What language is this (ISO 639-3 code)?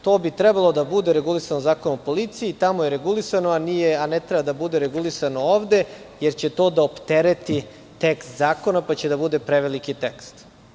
srp